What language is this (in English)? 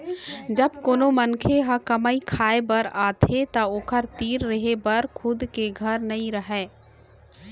Chhattisgarhi